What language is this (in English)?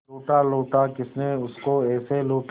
Hindi